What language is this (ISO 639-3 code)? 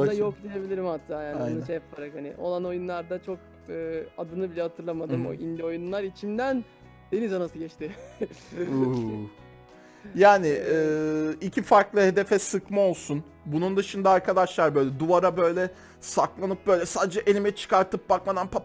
tur